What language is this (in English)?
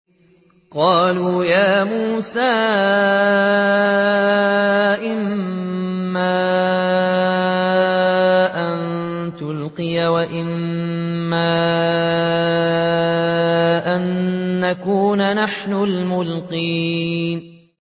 Arabic